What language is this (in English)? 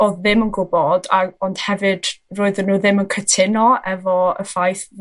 Welsh